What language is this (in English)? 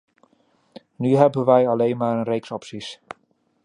Dutch